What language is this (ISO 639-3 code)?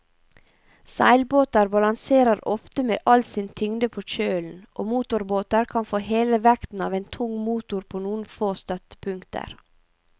nor